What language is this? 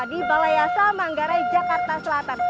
Indonesian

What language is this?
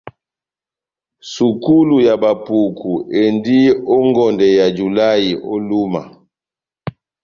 Batanga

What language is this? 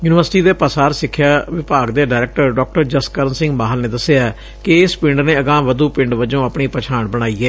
Punjabi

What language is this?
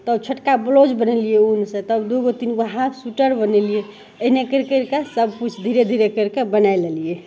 Maithili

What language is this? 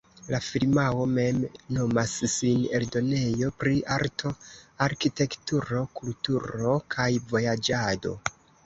Esperanto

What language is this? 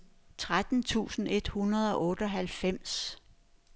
Danish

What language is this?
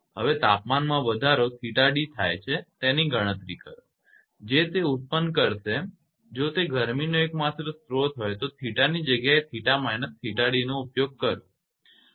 Gujarati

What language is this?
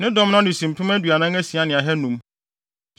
Akan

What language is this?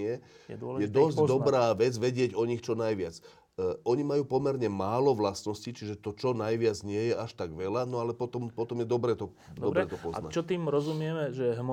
Slovak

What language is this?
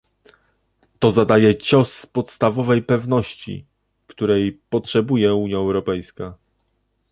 Polish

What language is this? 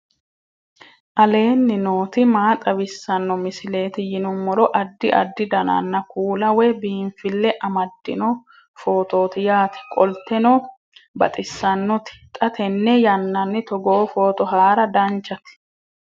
Sidamo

